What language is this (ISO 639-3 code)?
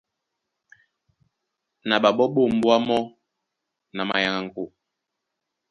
dua